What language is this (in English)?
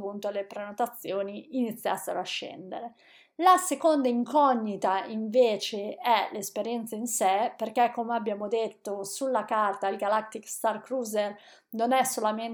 Italian